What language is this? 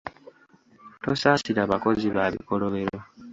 Ganda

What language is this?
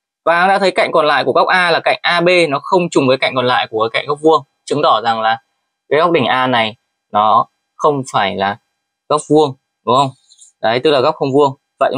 Vietnamese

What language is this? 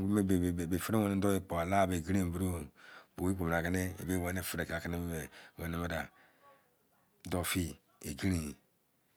Izon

